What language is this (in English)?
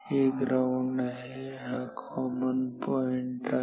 Marathi